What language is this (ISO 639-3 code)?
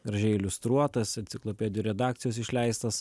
lit